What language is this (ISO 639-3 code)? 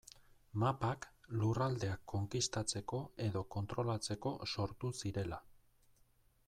eus